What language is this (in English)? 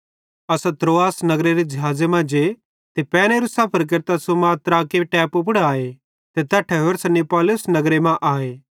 Bhadrawahi